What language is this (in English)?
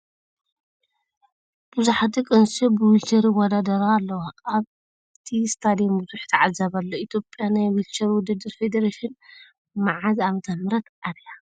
Tigrinya